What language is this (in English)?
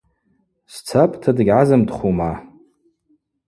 Abaza